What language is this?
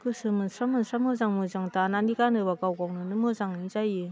Bodo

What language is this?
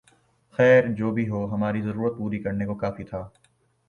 Urdu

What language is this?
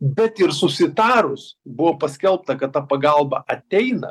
Lithuanian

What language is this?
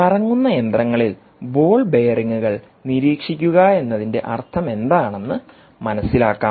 Malayalam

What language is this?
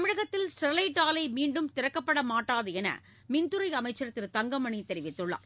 Tamil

